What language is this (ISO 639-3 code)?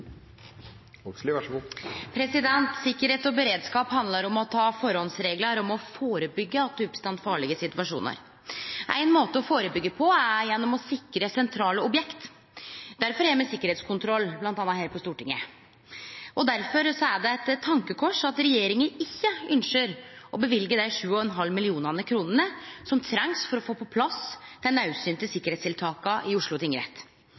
nno